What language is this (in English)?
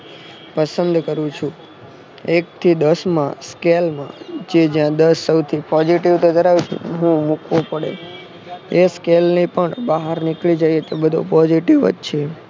Gujarati